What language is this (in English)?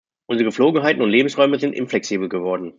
German